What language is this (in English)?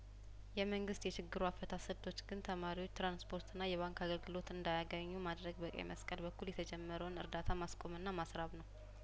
Amharic